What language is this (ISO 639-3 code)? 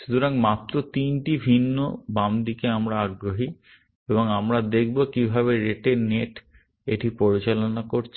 ben